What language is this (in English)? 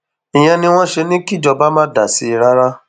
Yoruba